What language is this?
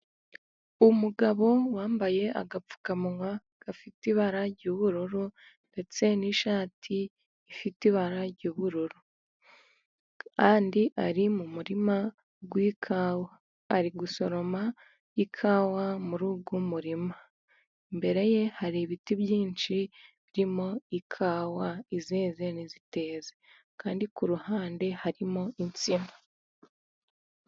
Kinyarwanda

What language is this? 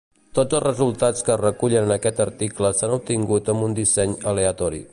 Catalan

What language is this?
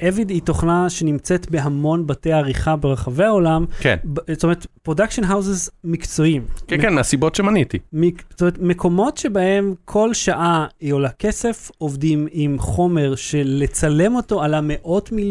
Hebrew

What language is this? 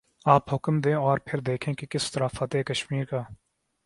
Urdu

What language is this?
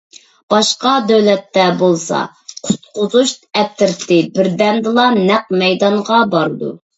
Uyghur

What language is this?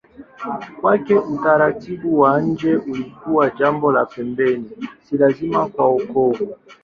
Swahili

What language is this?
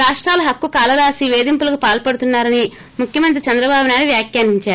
Telugu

